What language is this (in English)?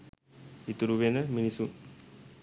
Sinhala